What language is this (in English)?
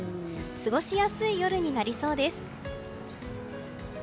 Japanese